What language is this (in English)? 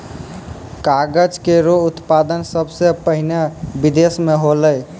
Maithili